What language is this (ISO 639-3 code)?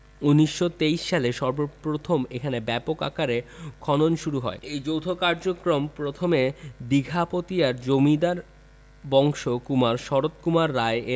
ben